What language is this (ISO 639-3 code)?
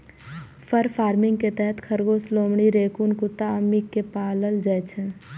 mai